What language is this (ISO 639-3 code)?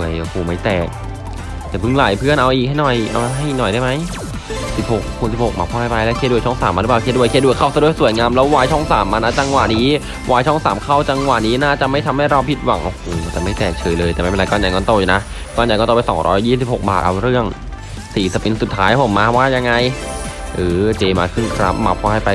tha